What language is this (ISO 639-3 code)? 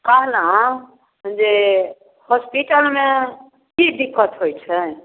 mai